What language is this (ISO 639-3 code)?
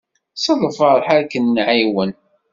kab